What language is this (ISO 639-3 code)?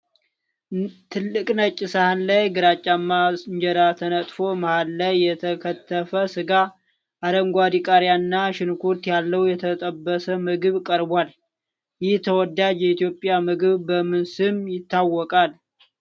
amh